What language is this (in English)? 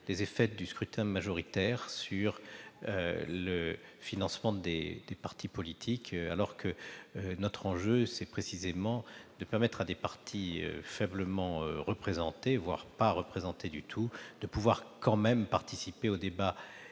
French